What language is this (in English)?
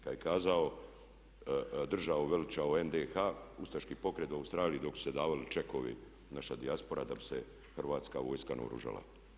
Croatian